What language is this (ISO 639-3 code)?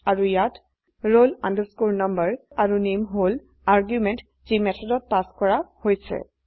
asm